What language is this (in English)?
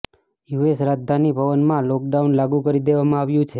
Gujarati